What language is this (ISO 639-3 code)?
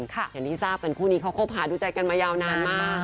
tha